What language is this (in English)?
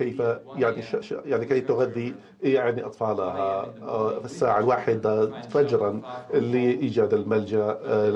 Arabic